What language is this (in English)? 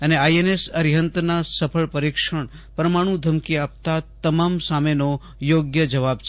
Gujarati